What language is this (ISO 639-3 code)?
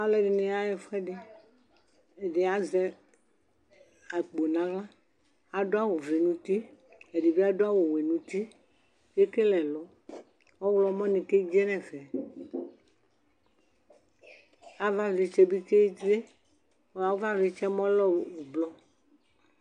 kpo